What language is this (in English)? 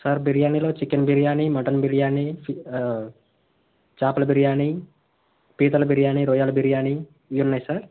Telugu